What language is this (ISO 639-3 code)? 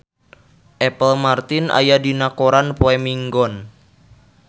sun